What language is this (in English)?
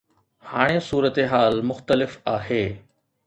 Sindhi